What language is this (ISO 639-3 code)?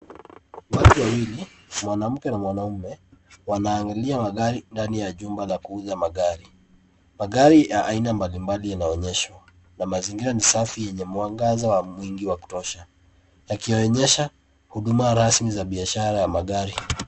swa